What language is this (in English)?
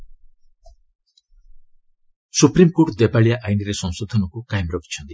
Odia